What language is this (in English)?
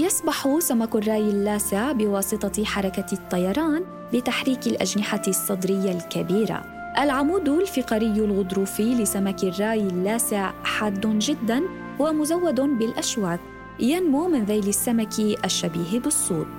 Arabic